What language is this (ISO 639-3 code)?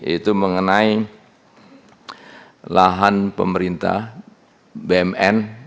ind